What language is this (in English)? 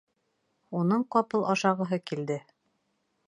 Bashkir